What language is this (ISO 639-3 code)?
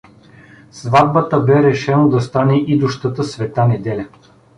bul